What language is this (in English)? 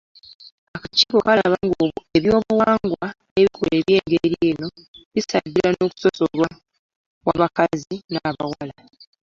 Ganda